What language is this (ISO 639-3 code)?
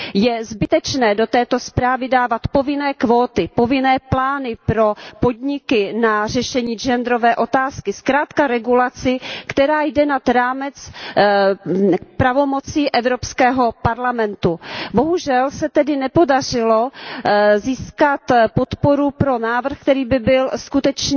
ces